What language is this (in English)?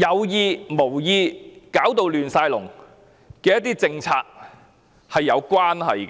Cantonese